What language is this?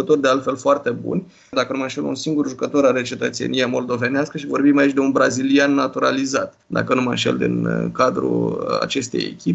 Romanian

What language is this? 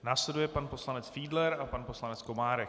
Czech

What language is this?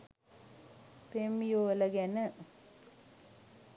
Sinhala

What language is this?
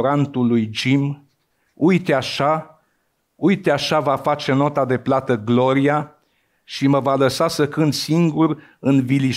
Romanian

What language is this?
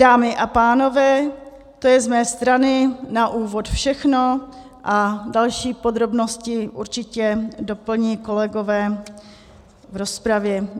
Czech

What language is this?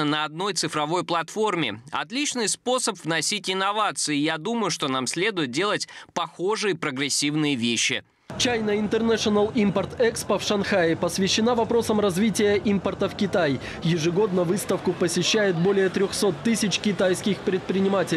Russian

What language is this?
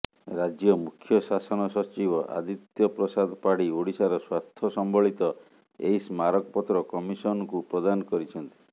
Odia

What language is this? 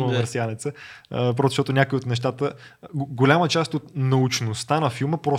Bulgarian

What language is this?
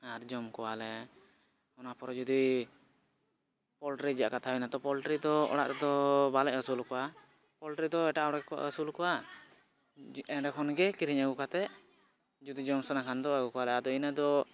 Santali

